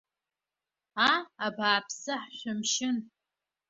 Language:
Abkhazian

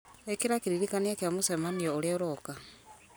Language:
Kikuyu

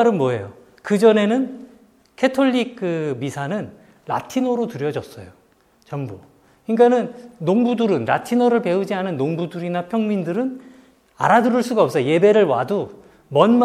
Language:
Korean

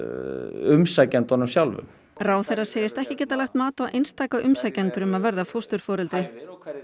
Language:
Icelandic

